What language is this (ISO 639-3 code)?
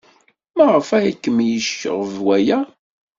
kab